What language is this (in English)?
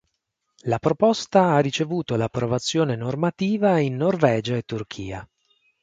Italian